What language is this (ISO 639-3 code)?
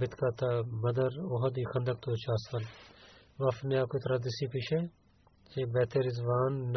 bul